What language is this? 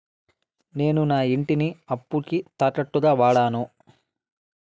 Telugu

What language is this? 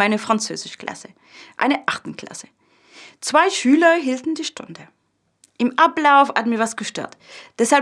German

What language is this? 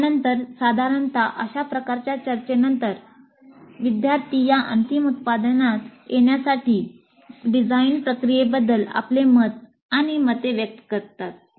Marathi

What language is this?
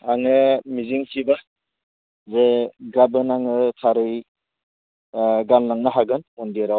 Bodo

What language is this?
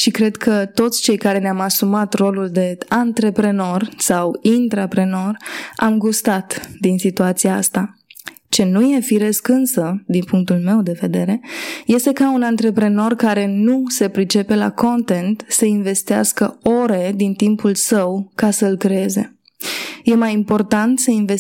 Romanian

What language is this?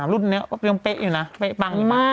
Thai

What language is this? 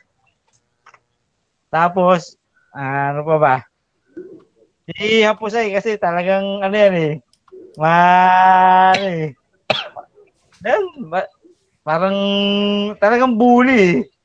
Filipino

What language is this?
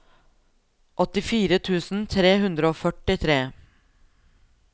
Norwegian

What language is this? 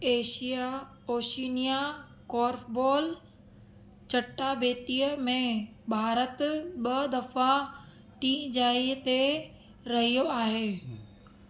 Sindhi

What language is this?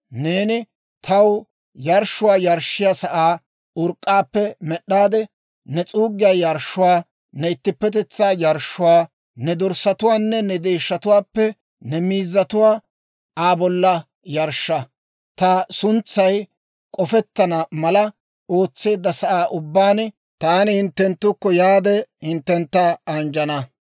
Dawro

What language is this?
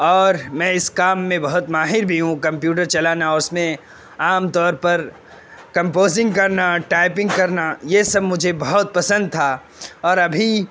Urdu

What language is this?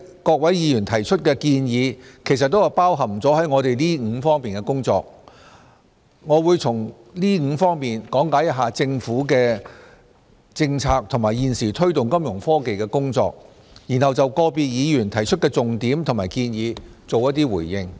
Cantonese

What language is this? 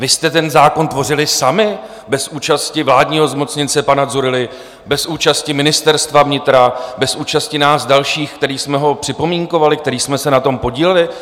Czech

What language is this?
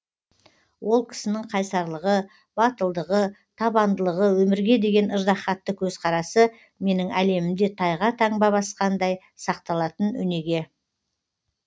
Kazakh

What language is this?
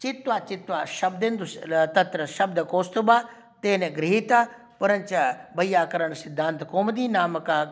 Sanskrit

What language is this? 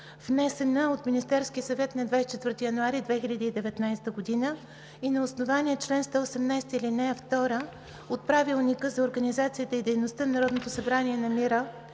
Bulgarian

